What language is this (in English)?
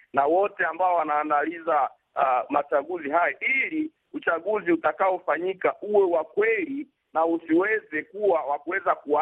Swahili